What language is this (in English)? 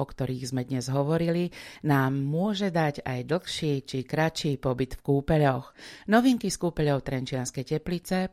Slovak